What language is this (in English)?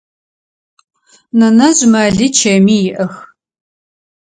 Adyghe